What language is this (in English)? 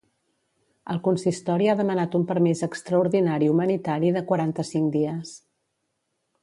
Catalan